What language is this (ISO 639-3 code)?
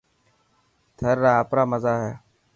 mki